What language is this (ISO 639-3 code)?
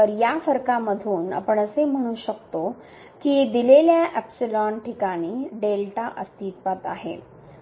mar